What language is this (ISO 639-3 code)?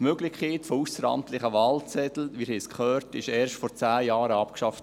gsw